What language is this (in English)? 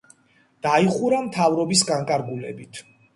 Georgian